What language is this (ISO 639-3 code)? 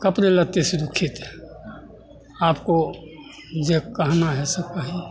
mai